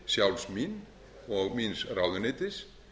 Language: Icelandic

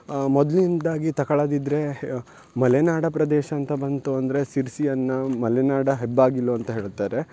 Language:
Kannada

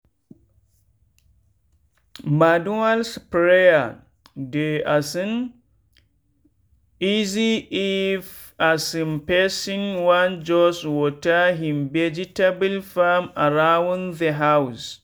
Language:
Nigerian Pidgin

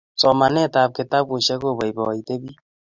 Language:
Kalenjin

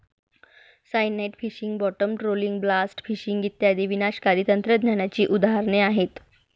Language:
Marathi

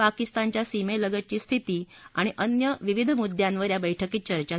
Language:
Marathi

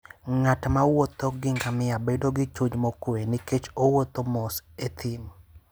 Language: Luo (Kenya and Tanzania)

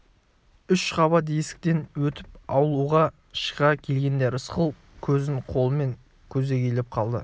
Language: Kazakh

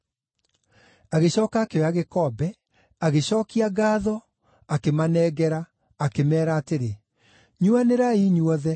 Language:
Kikuyu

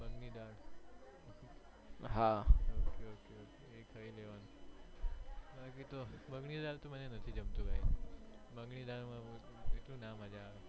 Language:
Gujarati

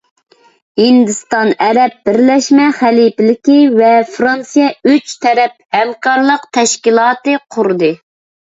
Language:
Uyghur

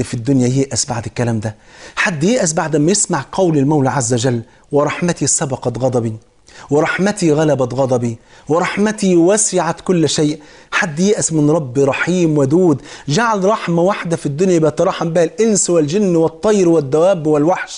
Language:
Arabic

